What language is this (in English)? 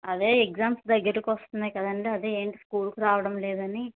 Telugu